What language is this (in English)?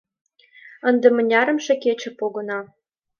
Mari